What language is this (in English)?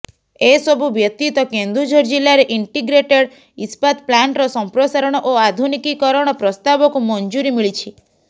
Odia